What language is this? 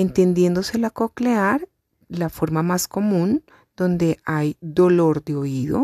Spanish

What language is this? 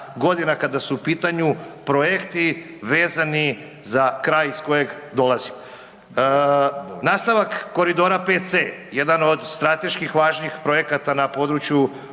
Croatian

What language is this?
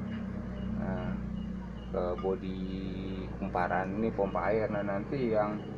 Indonesian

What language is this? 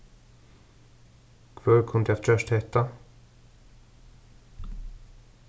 Faroese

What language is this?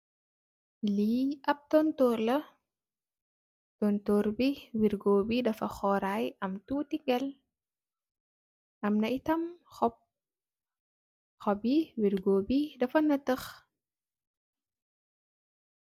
Wolof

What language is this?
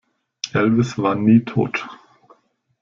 German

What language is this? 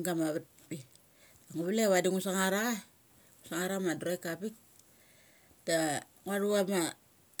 Mali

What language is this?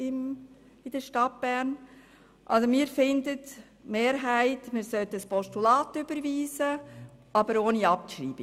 Swiss German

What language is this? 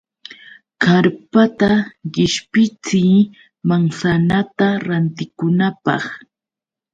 Yauyos Quechua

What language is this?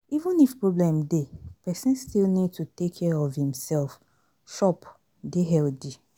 Nigerian Pidgin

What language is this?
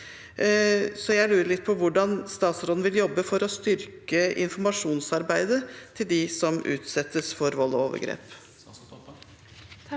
Norwegian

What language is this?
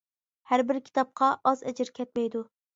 Uyghur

